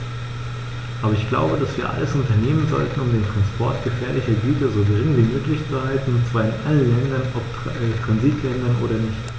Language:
German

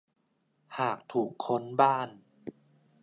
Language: Thai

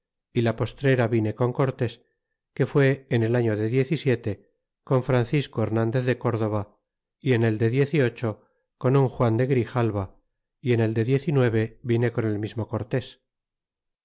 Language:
Spanish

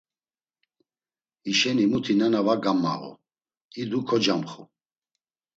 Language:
Laz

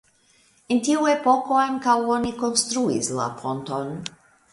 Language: Esperanto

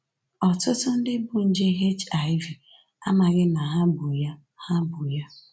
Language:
Igbo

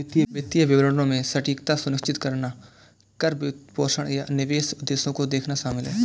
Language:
Hindi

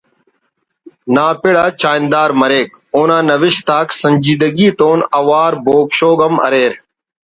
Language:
Brahui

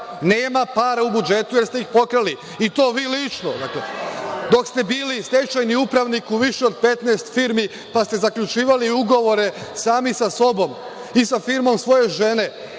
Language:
Serbian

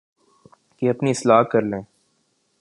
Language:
Urdu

